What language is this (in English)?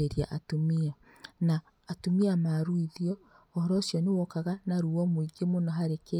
Kikuyu